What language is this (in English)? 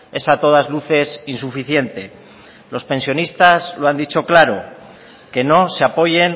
Spanish